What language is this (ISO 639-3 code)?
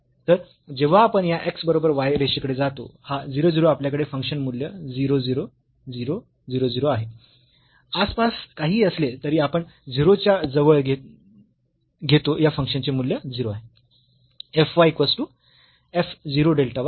mar